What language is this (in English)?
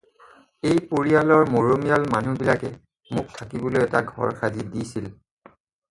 Assamese